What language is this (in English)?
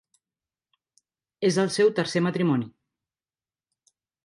Catalan